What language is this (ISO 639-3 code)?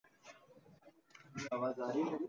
mar